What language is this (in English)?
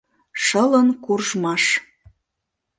Mari